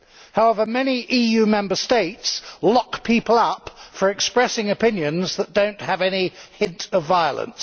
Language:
English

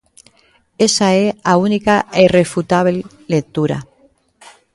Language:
Galician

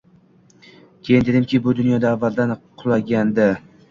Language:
Uzbek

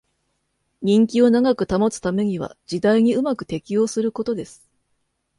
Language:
Japanese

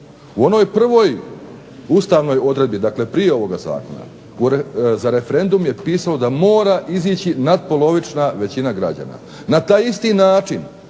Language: Croatian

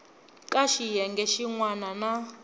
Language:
Tsonga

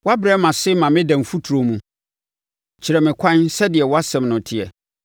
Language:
Akan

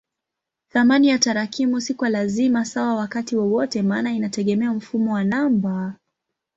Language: Swahili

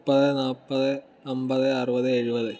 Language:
Malayalam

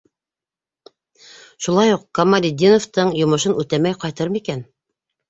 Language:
Bashkir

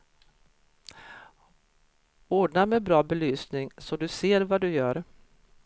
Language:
Swedish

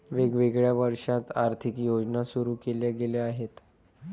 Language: Marathi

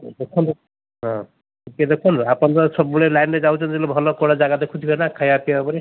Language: Odia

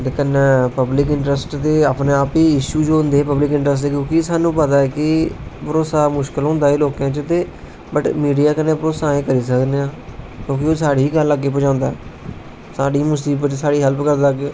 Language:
Dogri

